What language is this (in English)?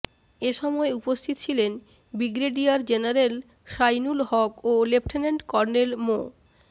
Bangla